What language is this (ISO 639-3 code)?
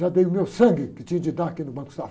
por